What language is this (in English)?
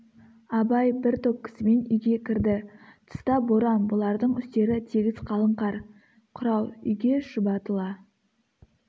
Kazakh